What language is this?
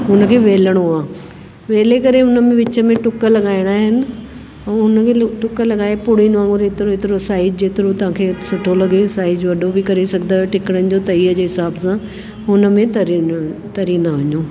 Sindhi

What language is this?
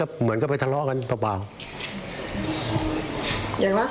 Thai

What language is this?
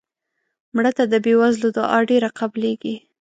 Pashto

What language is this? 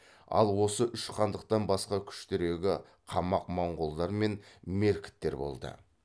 Kazakh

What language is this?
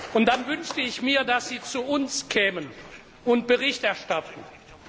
German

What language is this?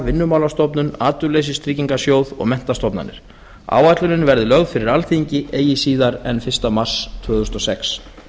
Icelandic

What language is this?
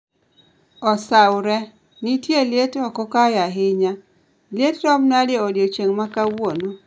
Luo (Kenya and Tanzania)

